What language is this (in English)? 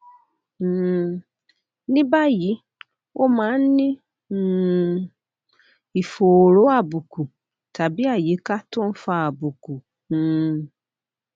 Yoruba